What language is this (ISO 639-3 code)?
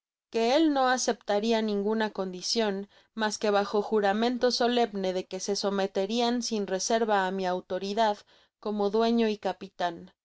spa